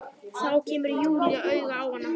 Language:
Icelandic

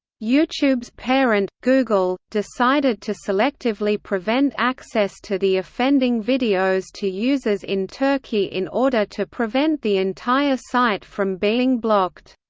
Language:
English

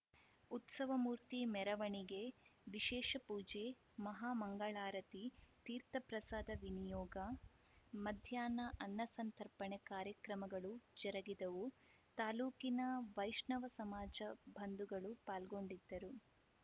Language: Kannada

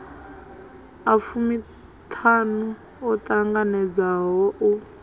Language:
Venda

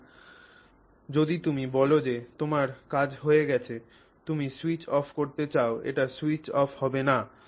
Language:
Bangla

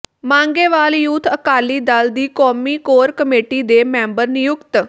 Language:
Punjabi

